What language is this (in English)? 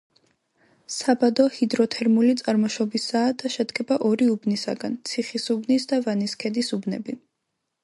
Georgian